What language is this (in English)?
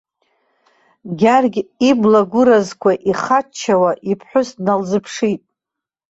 Abkhazian